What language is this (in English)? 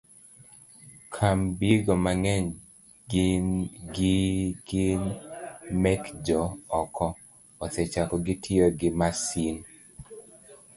Luo (Kenya and Tanzania)